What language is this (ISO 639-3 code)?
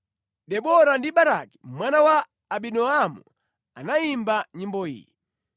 nya